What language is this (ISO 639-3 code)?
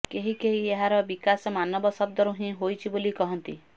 ori